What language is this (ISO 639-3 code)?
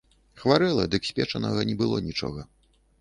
bel